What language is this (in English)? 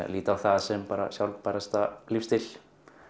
Icelandic